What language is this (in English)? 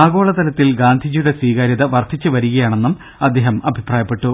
Malayalam